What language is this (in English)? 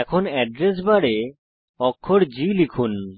Bangla